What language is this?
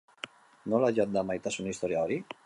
Basque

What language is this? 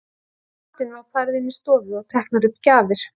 Icelandic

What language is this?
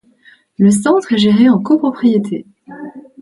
French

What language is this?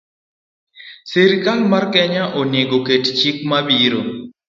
Luo (Kenya and Tanzania)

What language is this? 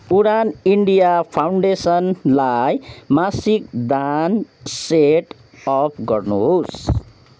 Nepali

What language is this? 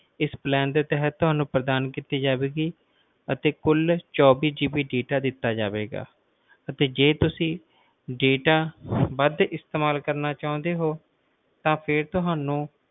Punjabi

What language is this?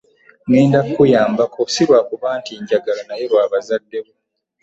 Ganda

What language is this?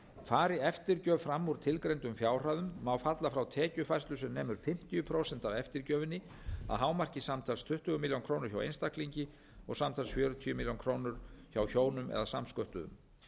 Icelandic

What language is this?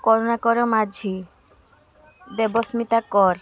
Odia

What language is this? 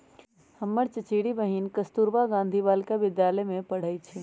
Magahi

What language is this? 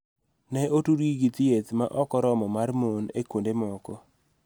Luo (Kenya and Tanzania)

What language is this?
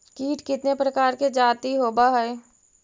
Magahi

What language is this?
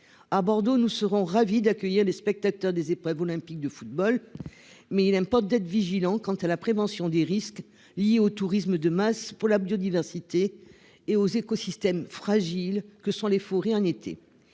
French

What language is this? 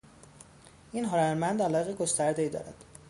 Persian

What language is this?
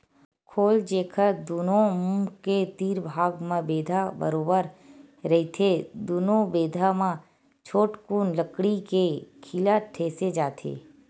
Chhattisgarhi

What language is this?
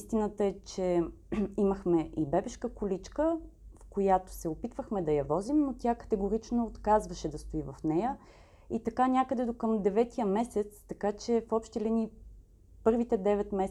Bulgarian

